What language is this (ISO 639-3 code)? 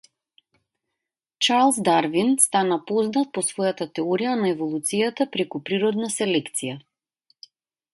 mkd